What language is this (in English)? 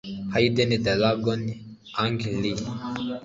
Kinyarwanda